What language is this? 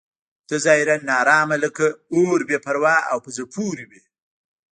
Pashto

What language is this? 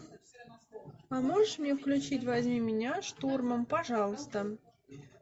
Russian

